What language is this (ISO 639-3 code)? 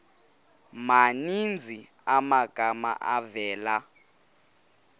xho